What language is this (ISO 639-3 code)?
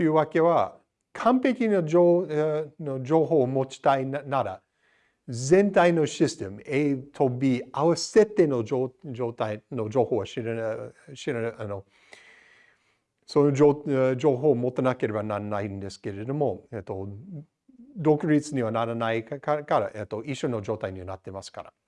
jpn